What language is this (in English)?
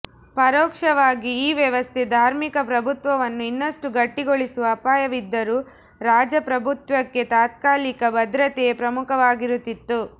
Kannada